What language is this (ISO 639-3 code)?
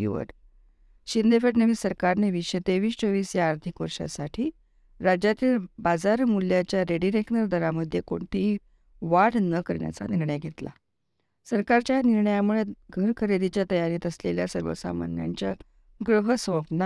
mar